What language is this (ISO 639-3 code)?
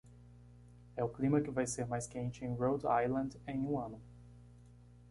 por